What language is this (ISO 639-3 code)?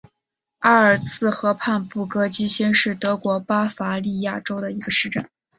zho